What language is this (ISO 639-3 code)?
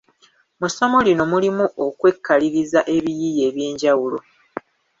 lug